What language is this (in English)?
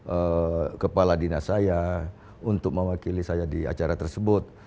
Indonesian